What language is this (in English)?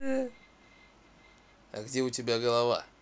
Russian